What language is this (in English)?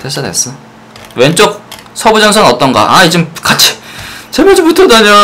Korean